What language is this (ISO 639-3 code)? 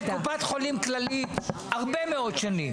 heb